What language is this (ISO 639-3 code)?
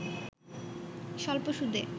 ben